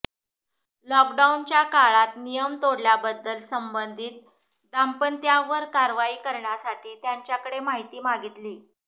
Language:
Marathi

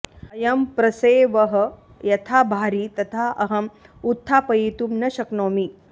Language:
Sanskrit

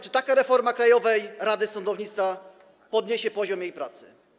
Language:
Polish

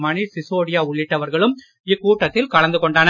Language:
Tamil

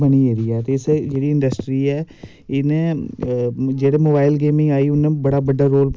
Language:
Dogri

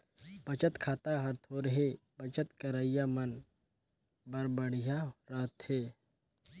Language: Chhattisgarhi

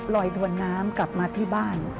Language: Thai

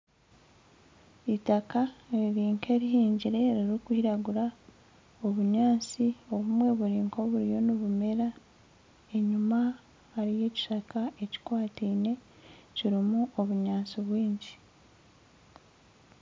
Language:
Nyankole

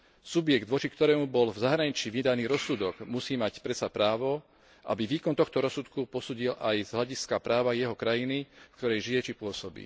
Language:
Slovak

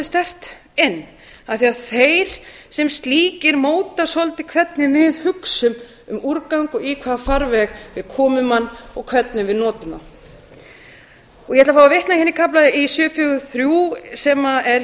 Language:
Icelandic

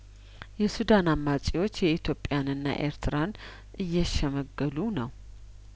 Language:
Amharic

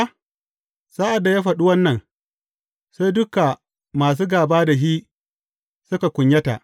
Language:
Hausa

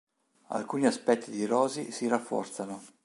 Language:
Italian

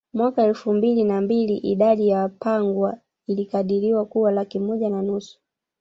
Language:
Swahili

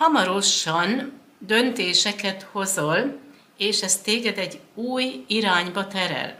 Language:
Hungarian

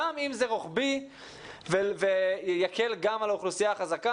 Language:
Hebrew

